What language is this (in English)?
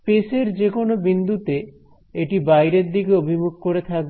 Bangla